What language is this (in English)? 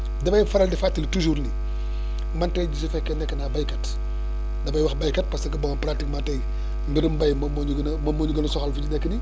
Wolof